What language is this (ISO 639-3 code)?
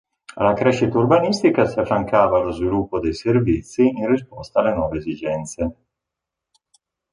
ita